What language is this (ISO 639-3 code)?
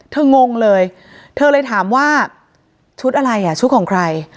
tha